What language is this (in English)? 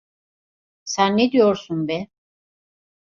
Turkish